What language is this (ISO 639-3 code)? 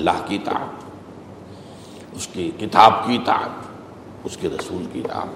urd